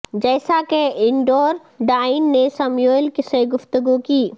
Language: Urdu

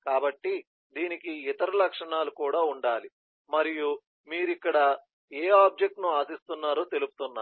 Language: Telugu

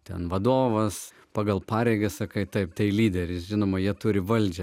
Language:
Lithuanian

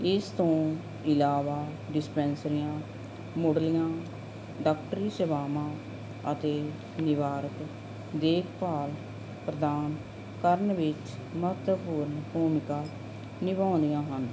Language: Punjabi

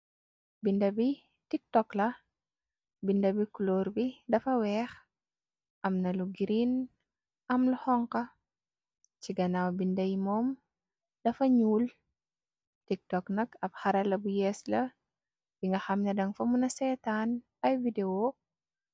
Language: Wolof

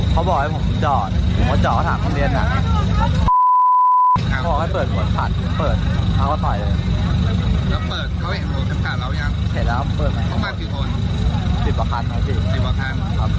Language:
Thai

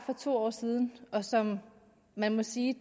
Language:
Danish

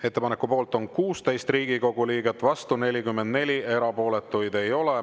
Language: Estonian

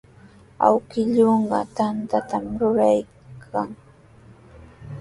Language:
Sihuas Ancash Quechua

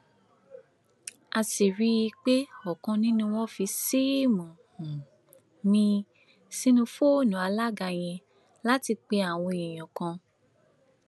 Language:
Yoruba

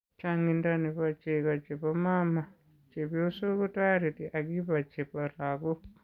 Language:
Kalenjin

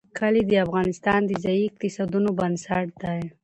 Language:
Pashto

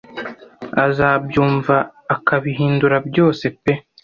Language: Kinyarwanda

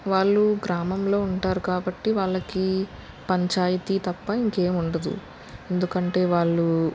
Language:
Telugu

